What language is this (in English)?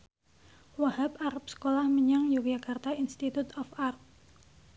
Javanese